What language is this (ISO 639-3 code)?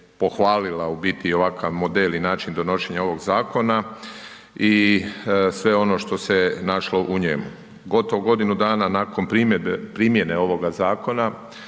hrv